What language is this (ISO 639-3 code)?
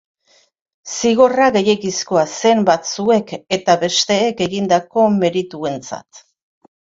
eus